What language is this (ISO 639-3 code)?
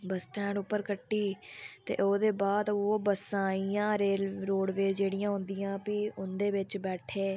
doi